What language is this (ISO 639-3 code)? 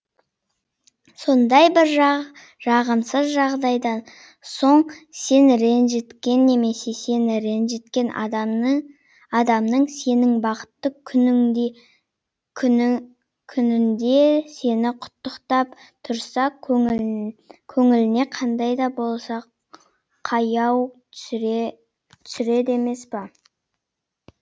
kaz